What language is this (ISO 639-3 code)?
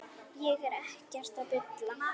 isl